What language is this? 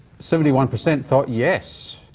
English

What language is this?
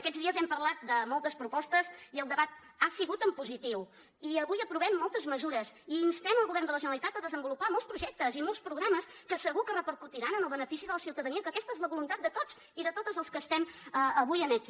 Catalan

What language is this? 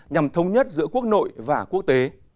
Vietnamese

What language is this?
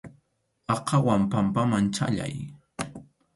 Arequipa-La Unión Quechua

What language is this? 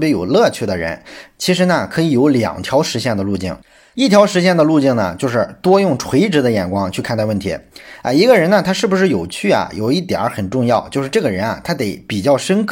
Chinese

